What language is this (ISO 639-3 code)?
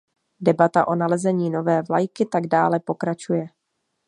ces